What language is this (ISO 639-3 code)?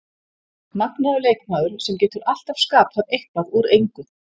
isl